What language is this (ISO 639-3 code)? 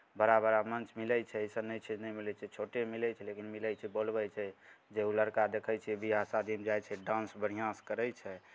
mai